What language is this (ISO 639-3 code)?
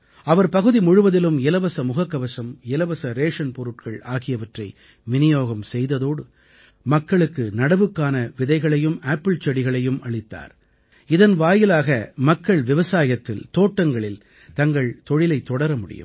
tam